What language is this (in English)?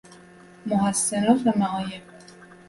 Persian